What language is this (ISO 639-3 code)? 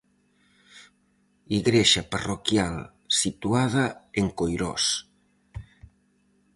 glg